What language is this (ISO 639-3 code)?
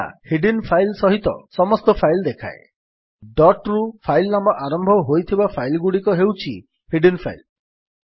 ori